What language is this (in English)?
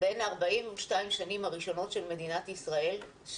Hebrew